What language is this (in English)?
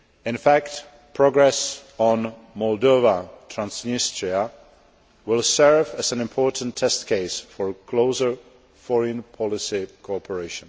English